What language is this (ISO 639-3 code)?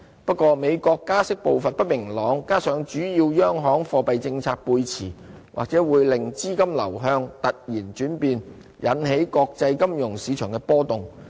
yue